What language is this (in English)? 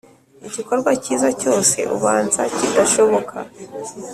Kinyarwanda